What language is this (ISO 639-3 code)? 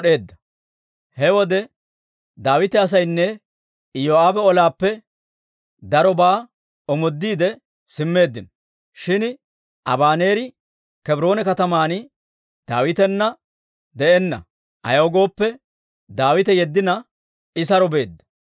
dwr